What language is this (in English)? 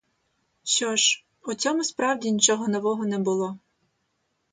Ukrainian